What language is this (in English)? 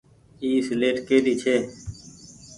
Goaria